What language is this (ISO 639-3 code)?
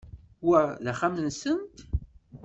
kab